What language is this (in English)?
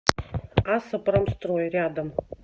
Russian